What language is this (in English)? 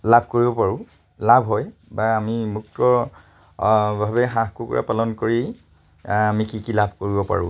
Assamese